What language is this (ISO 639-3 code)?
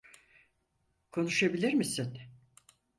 tur